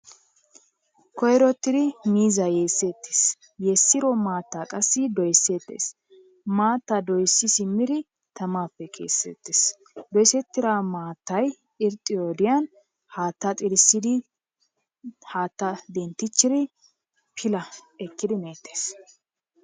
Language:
Wolaytta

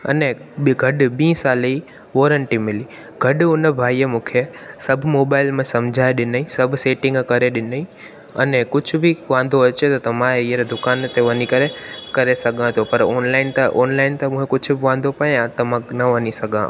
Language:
Sindhi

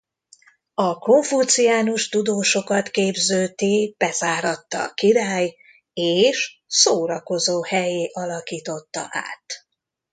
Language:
Hungarian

